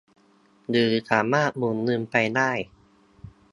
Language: Thai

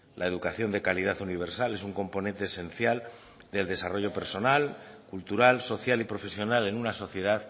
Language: Spanish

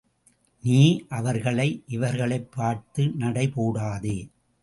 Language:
Tamil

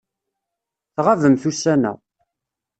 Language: Kabyle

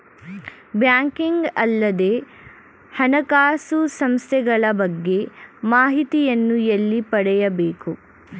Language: Kannada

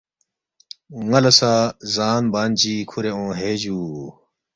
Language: Balti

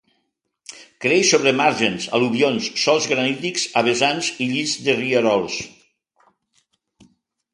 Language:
Catalan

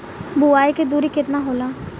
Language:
Bhojpuri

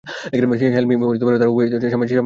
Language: Bangla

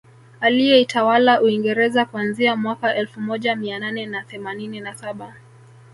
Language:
Swahili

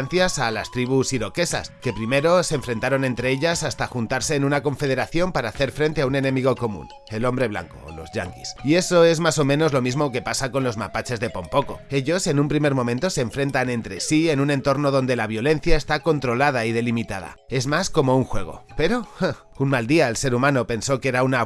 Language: Spanish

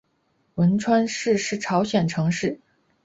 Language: Chinese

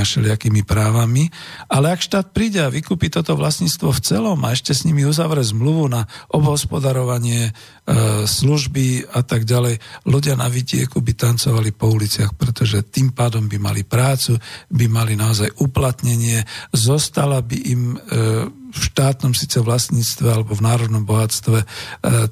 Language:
Slovak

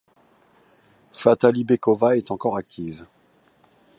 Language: French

